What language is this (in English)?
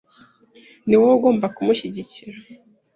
Kinyarwanda